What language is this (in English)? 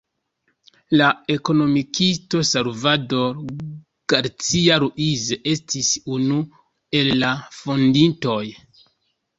Esperanto